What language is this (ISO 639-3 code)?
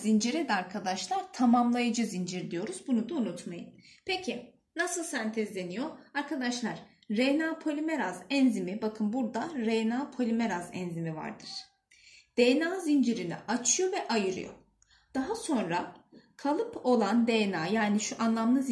tur